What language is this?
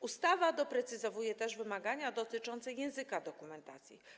Polish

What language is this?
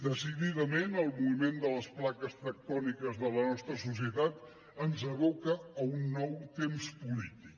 Catalan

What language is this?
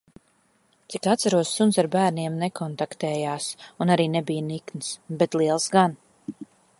Latvian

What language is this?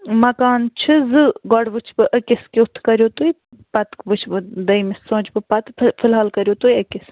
Kashmiri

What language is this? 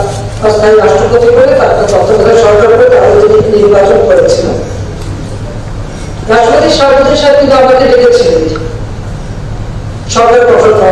Arabic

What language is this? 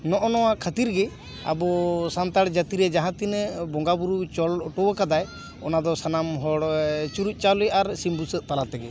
Santali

